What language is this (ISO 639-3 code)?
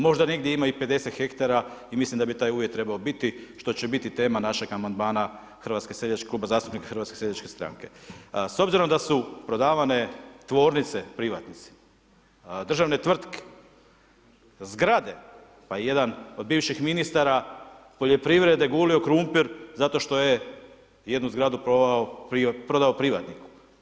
hrv